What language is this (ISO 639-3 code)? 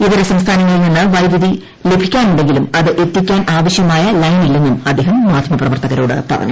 mal